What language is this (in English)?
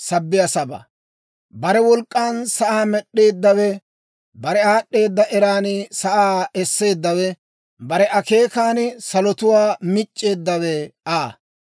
Dawro